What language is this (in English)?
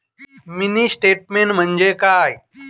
Marathi